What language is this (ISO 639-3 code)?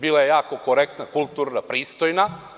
srp